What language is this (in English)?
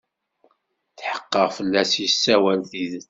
Kabyle